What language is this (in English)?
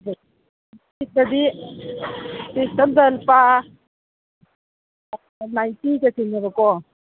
Manipuri